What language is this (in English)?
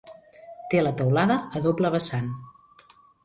Catalan